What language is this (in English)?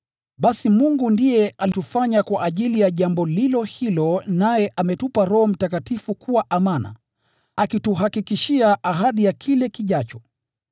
Swahili